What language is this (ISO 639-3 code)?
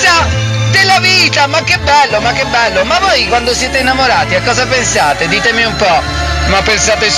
ita